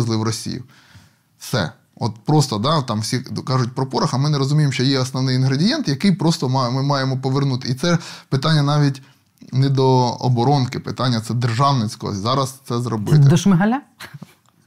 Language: Ukrainian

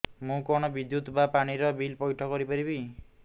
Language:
Odia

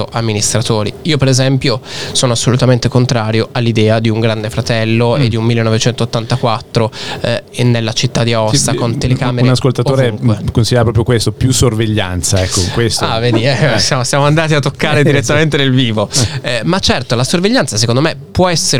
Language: Italian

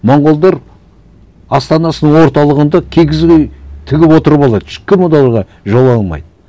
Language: Kazakh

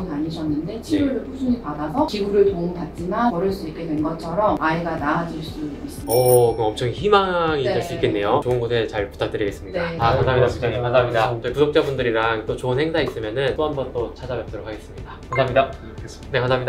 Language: Korean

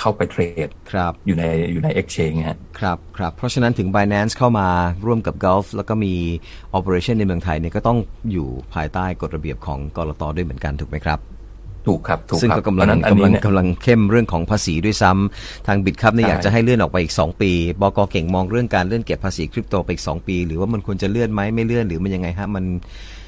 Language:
Thai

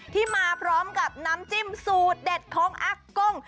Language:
Thai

